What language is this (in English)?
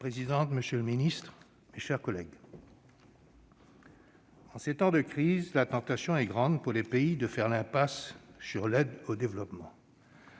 French